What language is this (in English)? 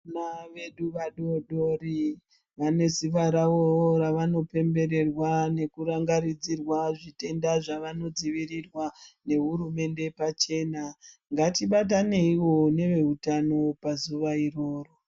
Ndau